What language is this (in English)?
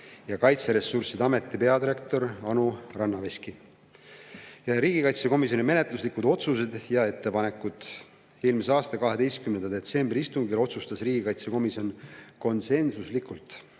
Estonian